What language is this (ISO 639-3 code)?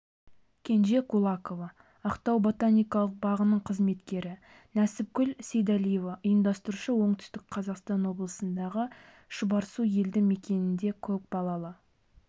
kaz